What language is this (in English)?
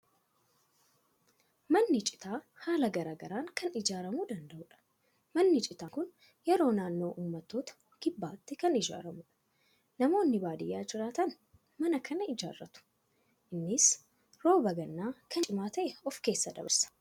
Oromo